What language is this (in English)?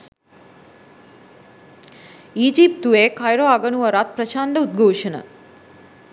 Sinhala